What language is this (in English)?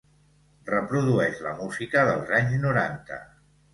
Catalan